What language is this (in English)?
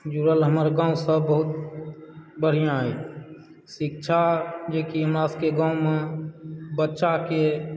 Maithili